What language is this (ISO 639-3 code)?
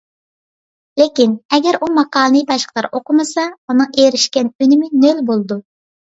uig